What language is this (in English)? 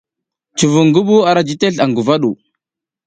South Giziga